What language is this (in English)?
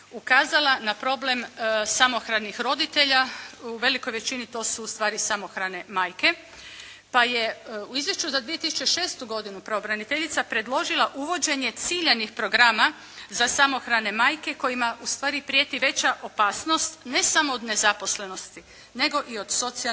Croatian